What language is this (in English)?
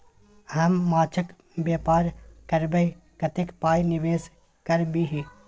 Maithili